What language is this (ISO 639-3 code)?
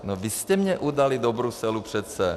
ces